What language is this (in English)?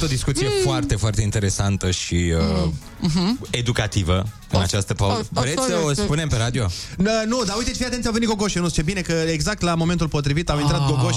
Romanian